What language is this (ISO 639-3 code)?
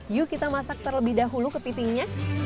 ind